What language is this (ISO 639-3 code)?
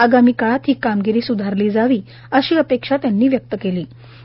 mar